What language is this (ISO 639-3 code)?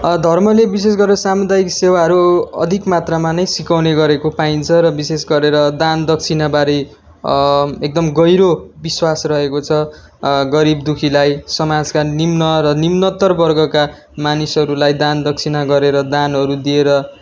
nep